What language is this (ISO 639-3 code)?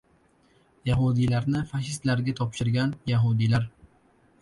uzb